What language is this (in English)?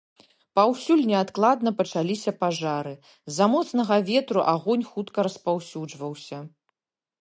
Belarusian